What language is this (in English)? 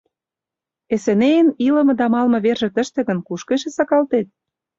Mari